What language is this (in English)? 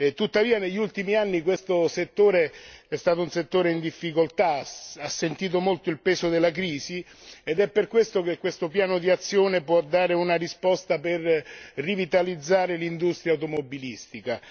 Italian